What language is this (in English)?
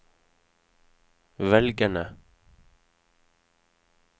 Norwegian